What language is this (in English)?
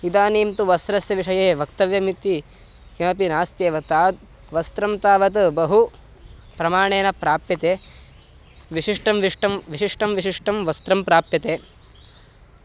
Sanskrit